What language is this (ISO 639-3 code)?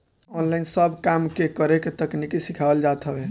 bho